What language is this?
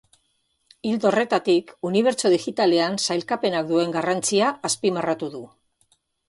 Basque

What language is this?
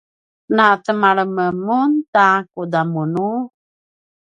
Paiwan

